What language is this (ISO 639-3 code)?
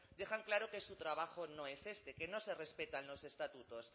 spa